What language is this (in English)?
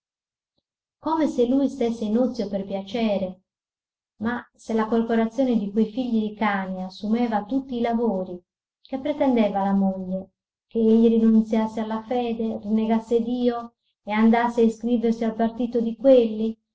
Italian